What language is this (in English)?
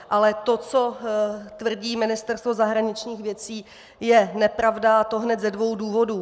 Czech